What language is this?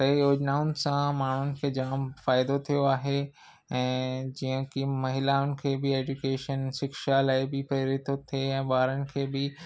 Sindhi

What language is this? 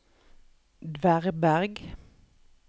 Norwegian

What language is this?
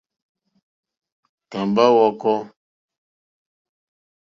Mokpwe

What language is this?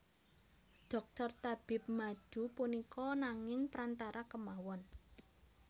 Javanese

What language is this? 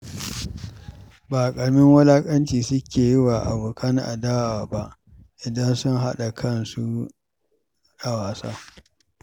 Hausa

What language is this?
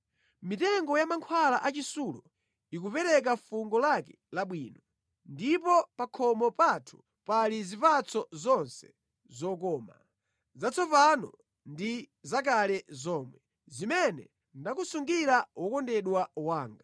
Nyanja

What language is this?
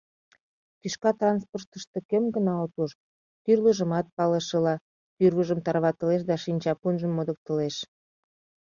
Mari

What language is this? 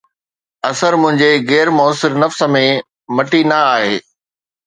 Sindhi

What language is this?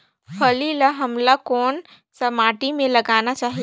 Chhattisgarhi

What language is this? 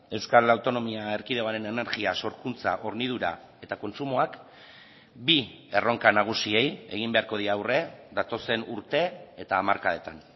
Basque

